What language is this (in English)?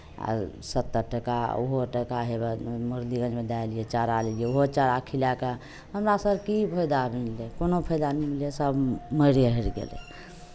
Maithili